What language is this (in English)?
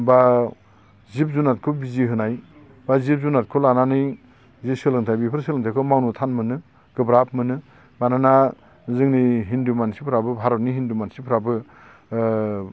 Bodo